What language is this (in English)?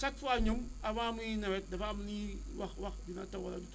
Wolof